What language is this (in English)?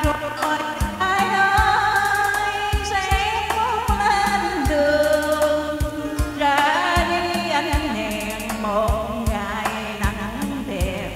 Vietnamese